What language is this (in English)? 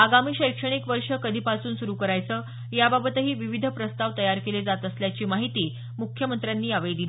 Marathi